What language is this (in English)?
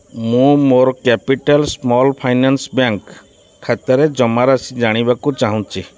Odia